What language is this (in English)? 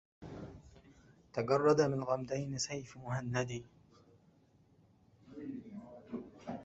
Arabic